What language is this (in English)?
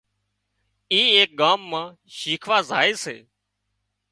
Wadiyara Koli